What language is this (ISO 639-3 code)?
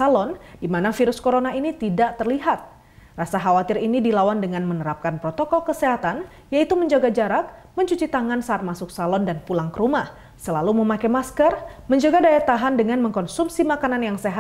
ind